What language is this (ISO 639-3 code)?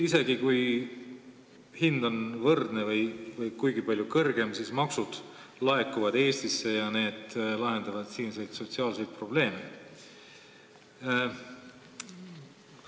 est